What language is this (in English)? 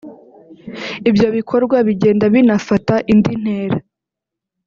Kinyarwanda